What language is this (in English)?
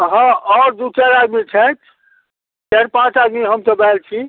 Maithili